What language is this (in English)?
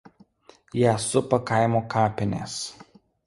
Lithuanian